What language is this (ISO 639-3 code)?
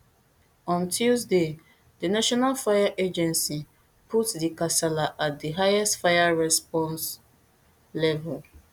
pcm